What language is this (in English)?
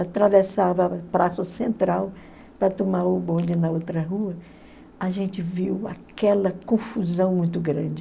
Portuguese